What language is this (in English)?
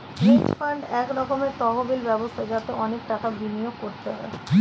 Bangla